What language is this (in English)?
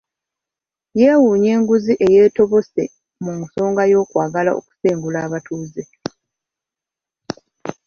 Ganda